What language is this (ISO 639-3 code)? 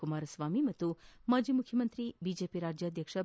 kan